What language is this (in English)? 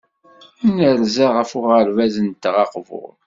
Kabyle